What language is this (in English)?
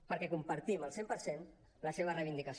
Catalan